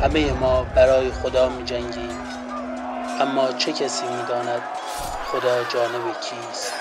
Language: Persian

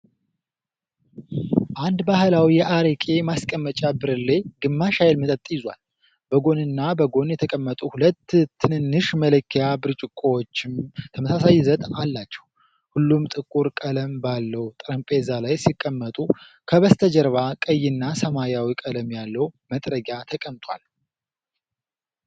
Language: Amharic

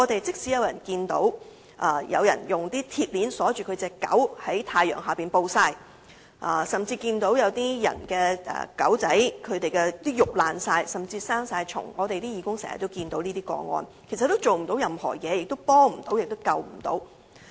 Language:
Cantonese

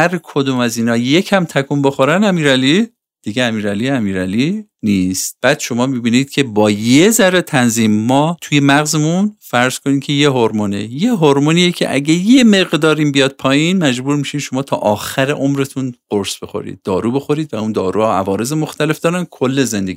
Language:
Persian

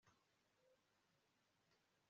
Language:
Kinyarwanda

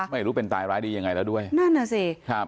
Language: Thai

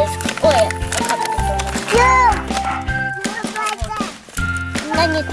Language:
Russian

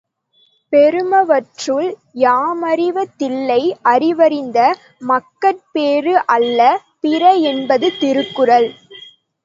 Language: Tamil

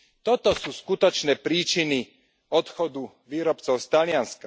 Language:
Slovak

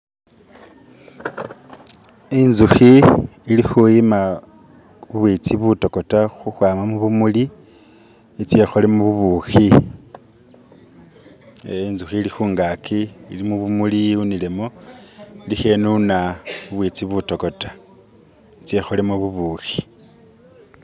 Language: Masaaba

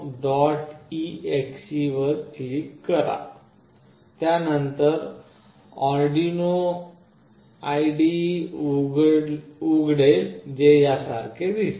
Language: Marathi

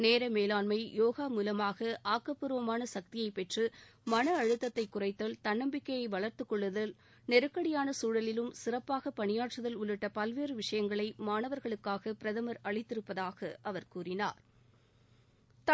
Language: Tamil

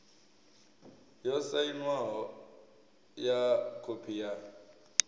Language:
Venda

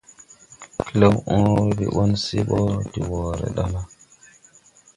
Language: Tupuri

